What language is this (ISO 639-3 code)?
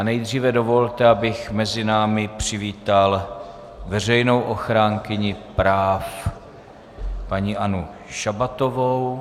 ces